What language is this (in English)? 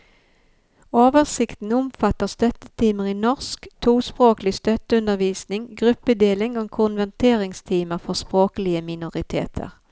Norwegian